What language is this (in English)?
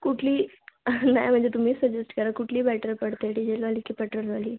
Marathi